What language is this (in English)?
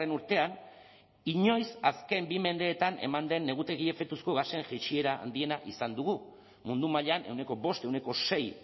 Basque